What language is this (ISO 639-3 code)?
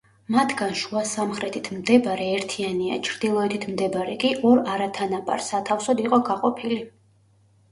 kat